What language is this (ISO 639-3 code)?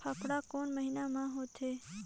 hne